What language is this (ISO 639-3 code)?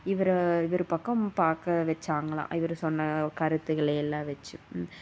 tam